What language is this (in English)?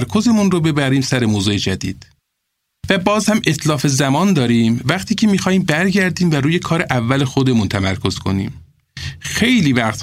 Persian